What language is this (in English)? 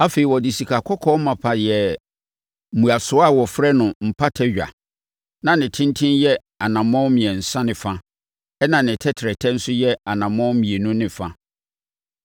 Akan